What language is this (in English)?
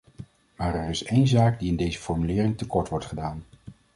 Dutch